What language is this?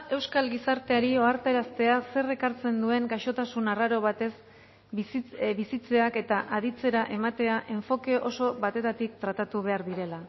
Basque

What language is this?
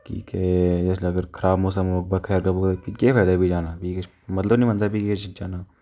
Dogri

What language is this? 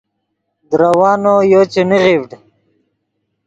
Yidgha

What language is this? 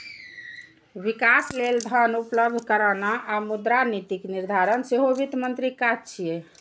Maithili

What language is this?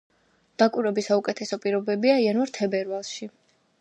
Georgian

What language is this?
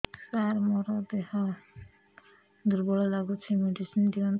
Odia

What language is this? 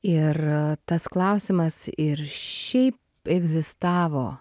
Lithuanian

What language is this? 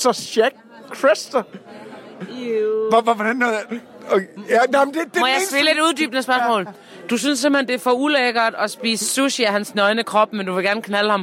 Danish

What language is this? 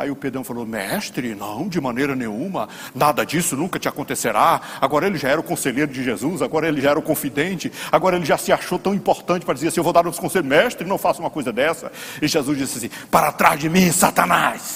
Portuguese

